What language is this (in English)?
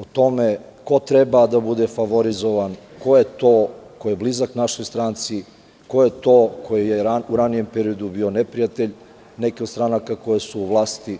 Serbian